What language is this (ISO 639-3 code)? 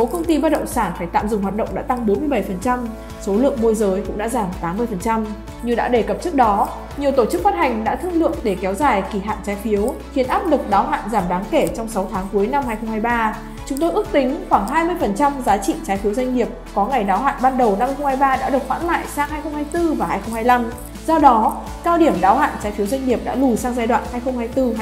vie